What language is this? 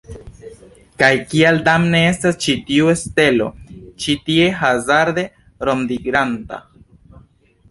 Esperanto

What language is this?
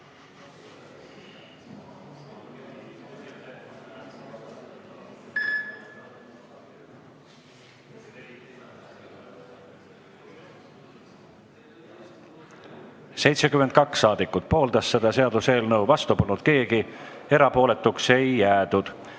Estonian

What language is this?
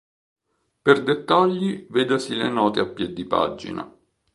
Italian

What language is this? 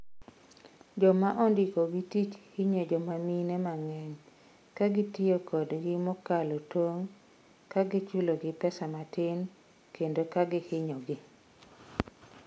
Luo (Kenya and Tanzania)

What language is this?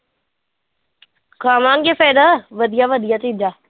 Punjabi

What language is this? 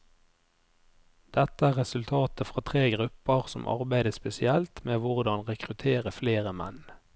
Norwegian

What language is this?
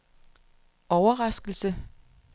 Danish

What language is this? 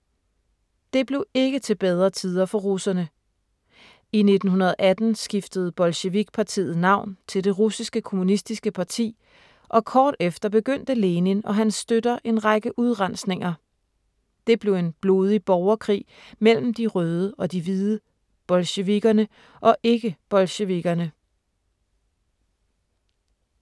Danish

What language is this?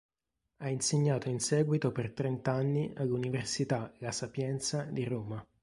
Italian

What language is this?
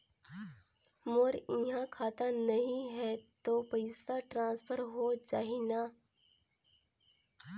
Chhattisgarhi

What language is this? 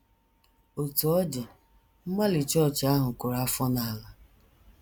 Igbo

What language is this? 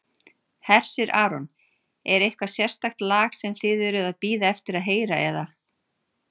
Icelandic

